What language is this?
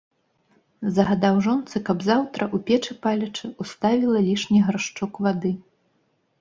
Belarusian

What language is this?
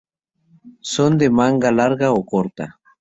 Spanish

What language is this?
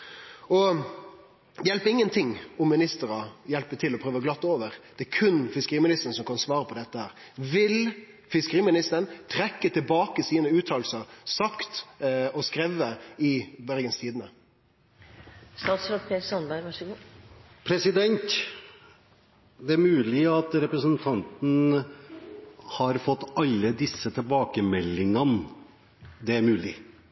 Norwegian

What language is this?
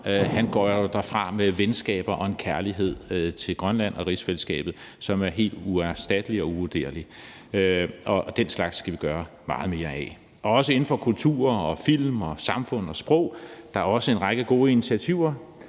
Danish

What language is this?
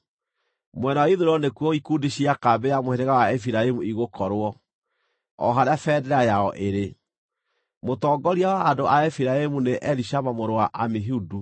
Kikuyu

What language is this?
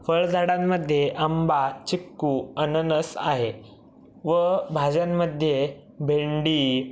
Marathi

